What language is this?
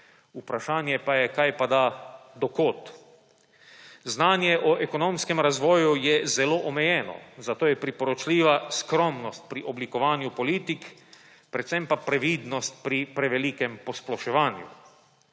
Slovenian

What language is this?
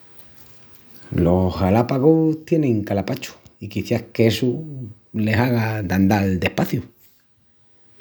Extremaduran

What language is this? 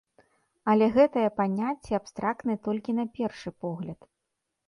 Belarusian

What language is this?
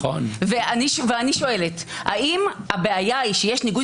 Hebrew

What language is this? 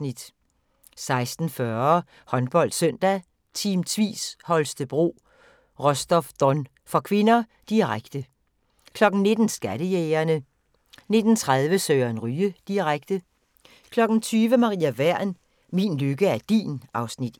Danish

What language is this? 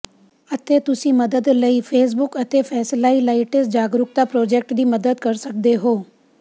Punjabi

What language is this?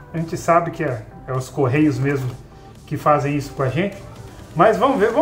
Portuguese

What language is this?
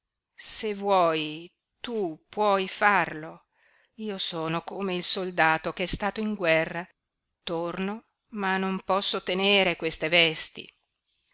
Italian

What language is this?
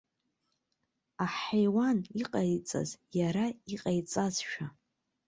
Abkhazian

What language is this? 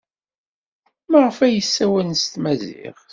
Kabyle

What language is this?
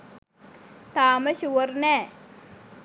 Sinhala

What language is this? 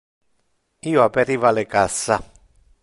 Interlingua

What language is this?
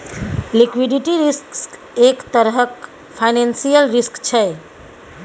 Maithili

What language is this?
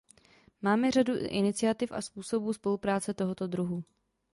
Czech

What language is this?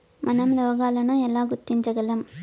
Telugu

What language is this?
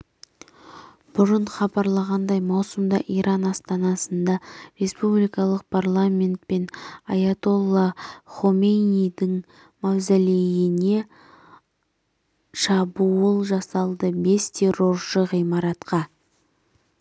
Kazakh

